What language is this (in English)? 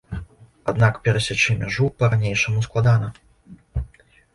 Belarusian